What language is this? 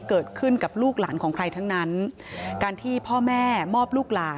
Thai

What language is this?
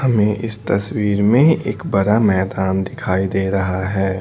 Hindi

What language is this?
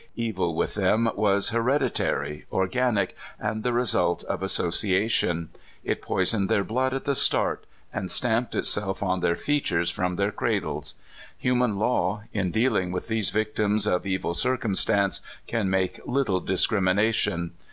English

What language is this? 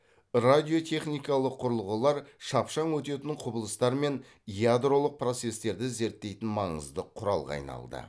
Kazakh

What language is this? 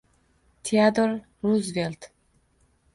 Uzbek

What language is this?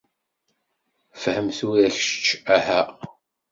Kabyle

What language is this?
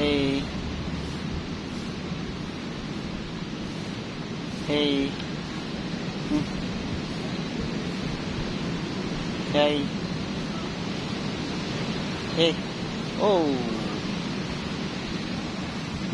Indonesian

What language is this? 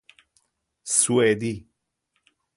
Persian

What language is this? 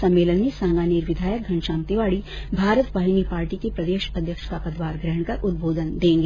Hindi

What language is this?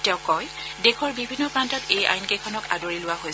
Assamese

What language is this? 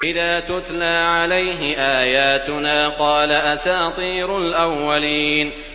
Arabic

